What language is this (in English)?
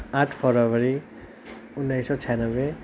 Nepali